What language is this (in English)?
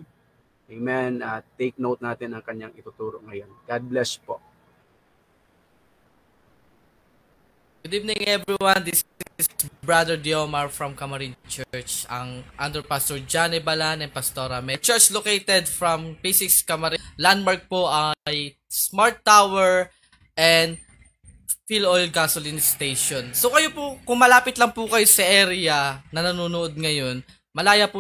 Filipino